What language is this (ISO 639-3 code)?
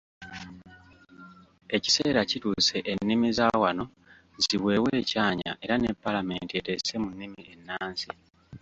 lug